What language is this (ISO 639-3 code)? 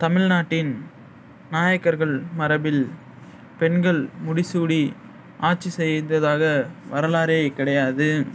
tam